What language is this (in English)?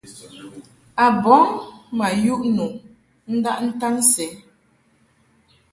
Mungaka